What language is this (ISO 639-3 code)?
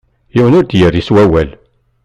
kab